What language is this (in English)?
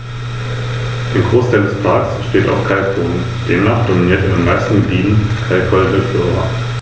German